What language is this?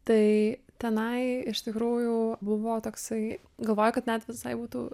Lithuanian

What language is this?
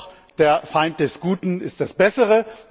German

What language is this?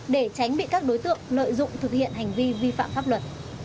Vietnamese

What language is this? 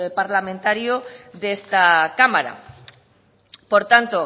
Spanish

